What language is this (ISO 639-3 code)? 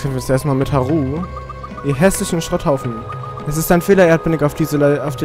deu